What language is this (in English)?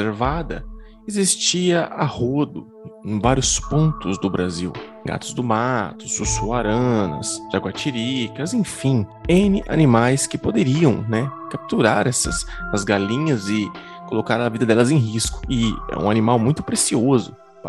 Portuguese